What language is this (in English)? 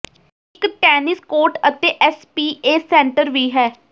Punjabi